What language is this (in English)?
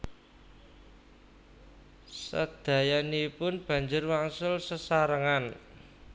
Javanese